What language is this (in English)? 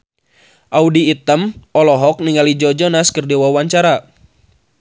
Sundanese